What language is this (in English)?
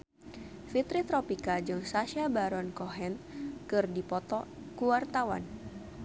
Sundanese